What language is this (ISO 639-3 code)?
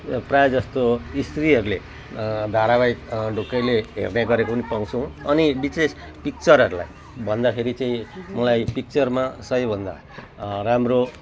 nep